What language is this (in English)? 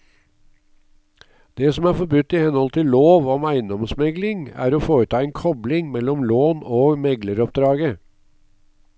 Norwegian